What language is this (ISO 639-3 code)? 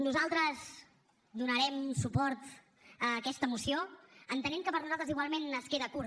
cat